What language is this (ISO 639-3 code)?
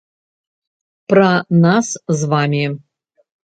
bel